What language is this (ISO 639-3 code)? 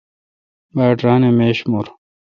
xka